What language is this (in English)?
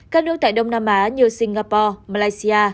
Vietnamese